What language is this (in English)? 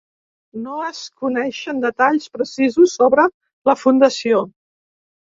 Catalan